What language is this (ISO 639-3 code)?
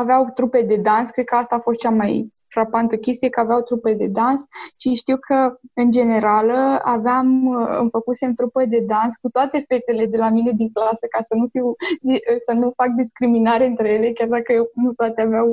ron